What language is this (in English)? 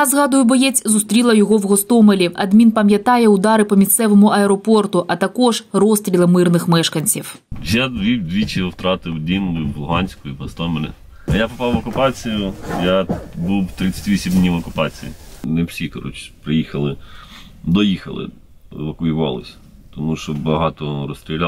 Ukrainian